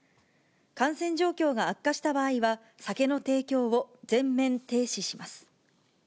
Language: Japanese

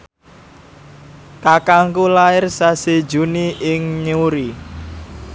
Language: Javanese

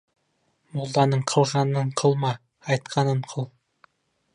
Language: Kazakh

